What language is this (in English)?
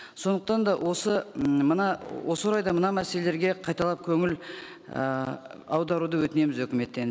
Kazakh